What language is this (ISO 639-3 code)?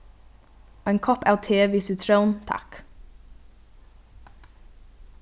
fao